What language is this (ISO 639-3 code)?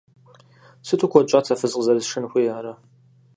kbd